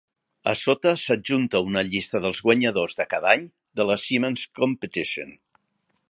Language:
Catalan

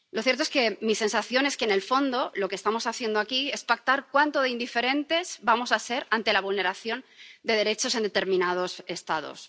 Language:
Spanish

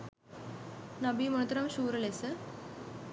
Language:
Sinhala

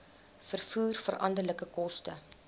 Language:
Afrikaans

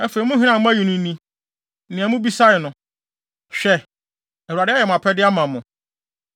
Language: Akan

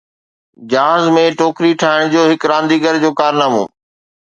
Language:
Sindhi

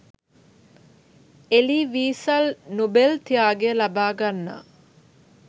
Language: Sinhala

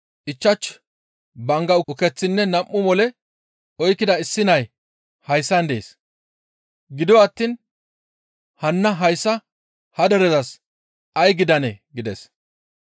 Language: Gamo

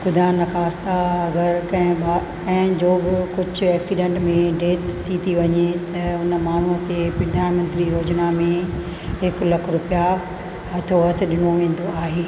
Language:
Sindhi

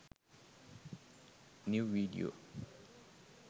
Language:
Sinhala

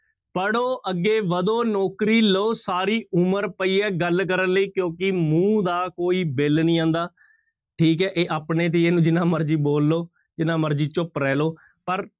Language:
Punjabi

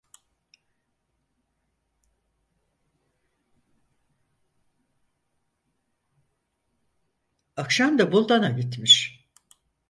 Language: Turkish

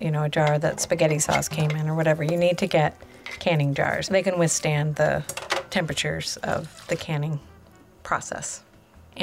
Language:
English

